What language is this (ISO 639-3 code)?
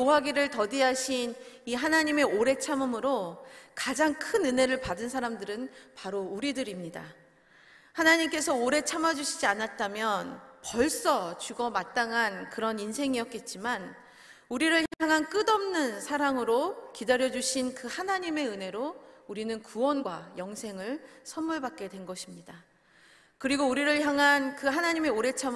kor